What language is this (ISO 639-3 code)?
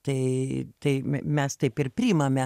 lit